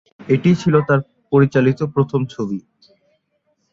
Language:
Bangla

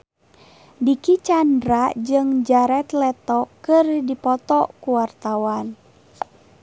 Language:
Sundanese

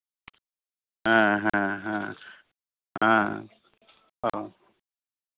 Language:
Santali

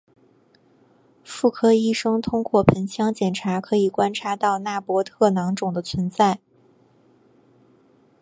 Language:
Chinese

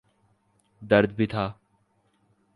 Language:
Urdu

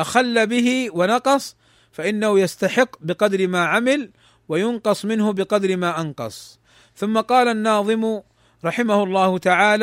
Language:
Arabic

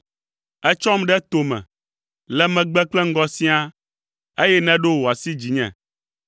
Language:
Ewe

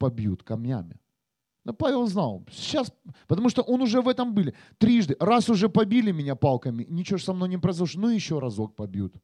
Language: Russian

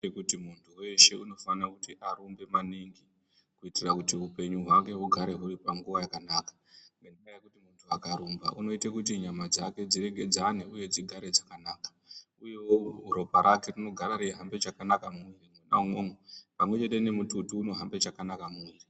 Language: Ndau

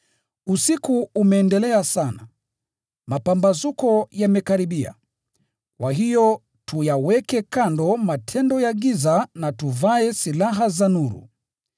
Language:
Swahili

